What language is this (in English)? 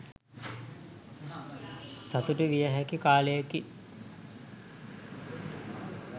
Sinhala